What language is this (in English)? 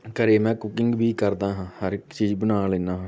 Punjabi